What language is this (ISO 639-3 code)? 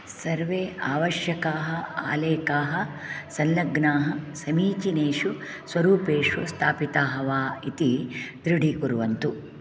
san